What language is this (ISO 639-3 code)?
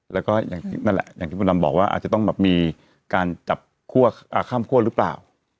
tha